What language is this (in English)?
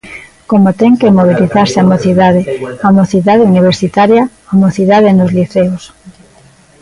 Galician